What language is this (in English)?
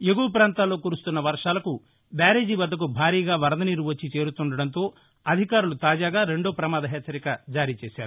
Telugu